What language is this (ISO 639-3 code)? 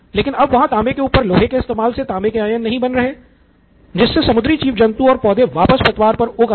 hin